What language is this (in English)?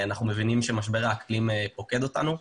Hebrew